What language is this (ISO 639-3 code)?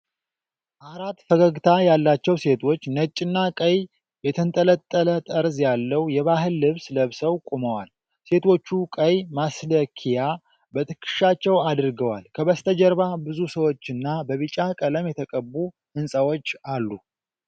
amh